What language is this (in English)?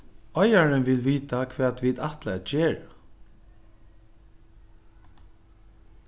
Faroese